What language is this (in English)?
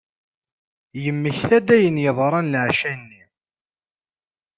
Kabyle